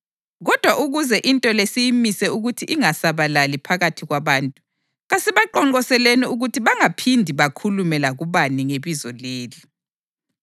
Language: North Ndebele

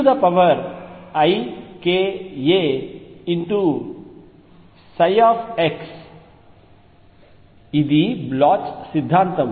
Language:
Telugu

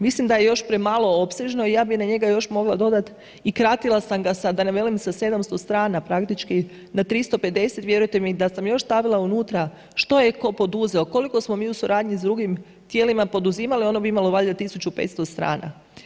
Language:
Croatian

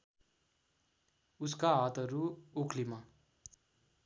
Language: Nepali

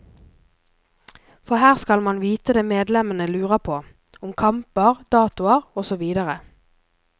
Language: Norwegian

